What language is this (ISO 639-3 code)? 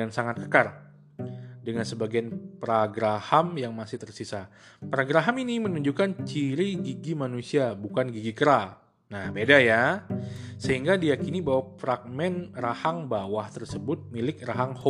ind